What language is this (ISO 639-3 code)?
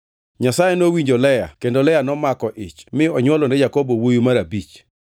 luo